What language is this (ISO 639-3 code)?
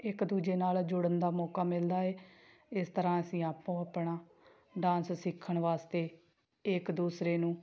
pan